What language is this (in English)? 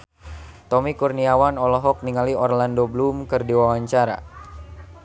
Sundanese